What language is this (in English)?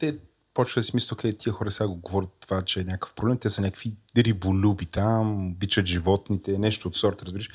Bulgarian